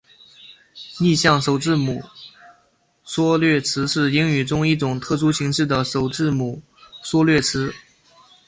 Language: Chinese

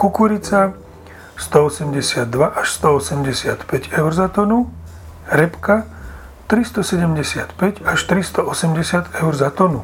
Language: Slovak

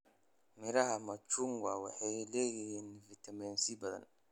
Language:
Somali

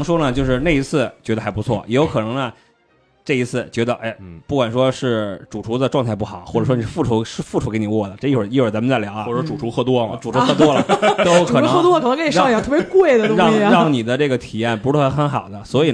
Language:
Chinese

